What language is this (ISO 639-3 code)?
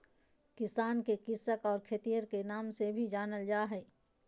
mag